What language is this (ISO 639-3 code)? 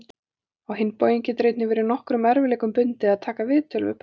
isl